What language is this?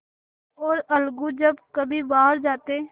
Hindi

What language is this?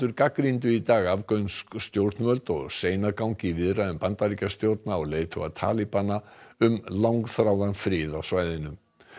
Icelandic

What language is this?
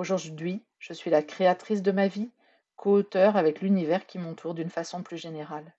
French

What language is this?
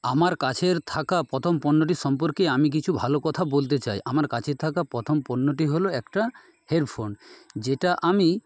Bangla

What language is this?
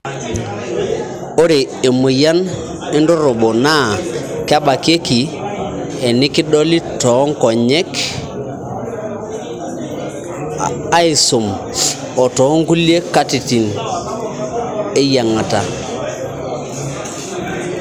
Masai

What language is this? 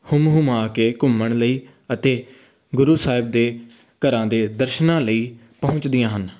Punjabi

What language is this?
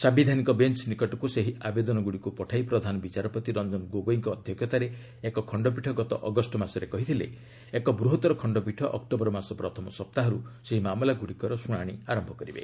Odia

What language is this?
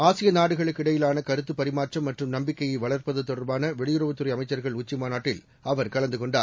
Tamil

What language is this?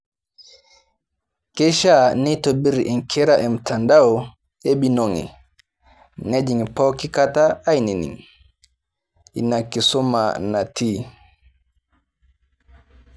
Masai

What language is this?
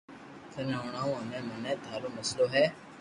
Loarki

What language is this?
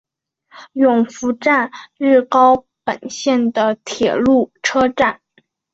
Chinese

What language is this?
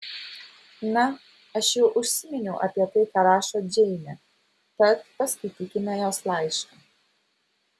Lithuanian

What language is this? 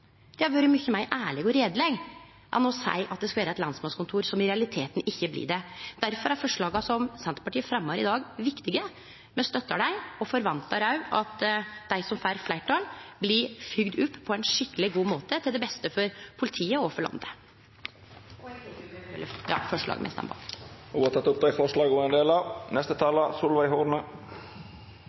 Norwegian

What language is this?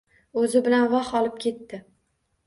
Uzbek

